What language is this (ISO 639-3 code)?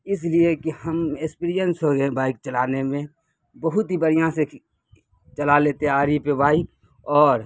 urd